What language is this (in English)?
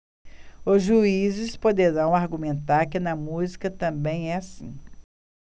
Portuguese